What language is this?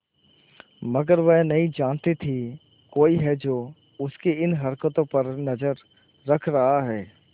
Hindi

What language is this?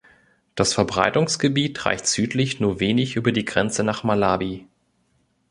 German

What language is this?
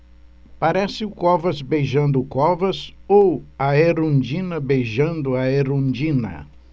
Portuguese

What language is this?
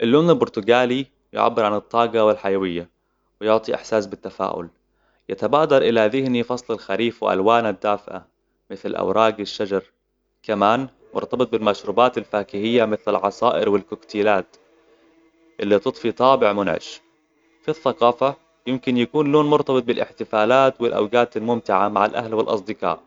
Hijazi Arabic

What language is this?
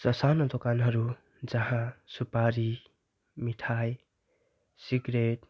Nepali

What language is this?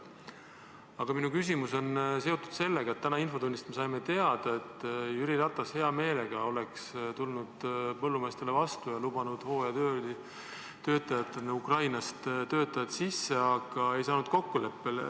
Estonian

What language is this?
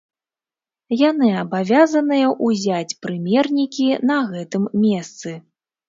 Belarusian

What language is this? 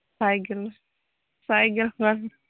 Santali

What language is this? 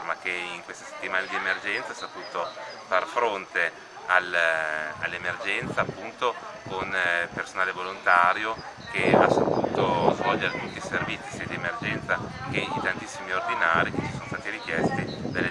Italian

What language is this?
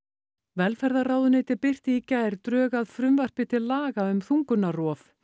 Icelandic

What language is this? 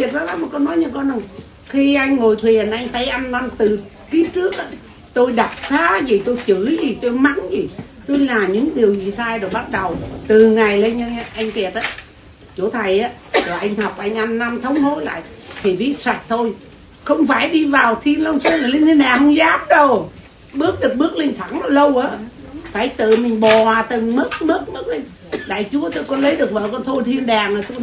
Vietnamese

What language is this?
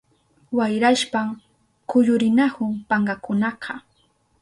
Southern Pastaza Quechua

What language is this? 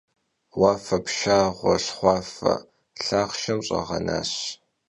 Kabardian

